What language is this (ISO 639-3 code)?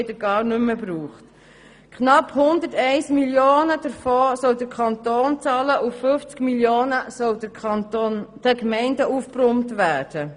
gsw